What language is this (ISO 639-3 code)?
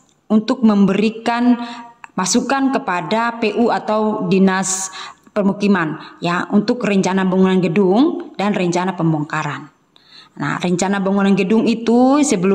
ind